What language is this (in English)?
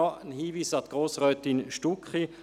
Swiss German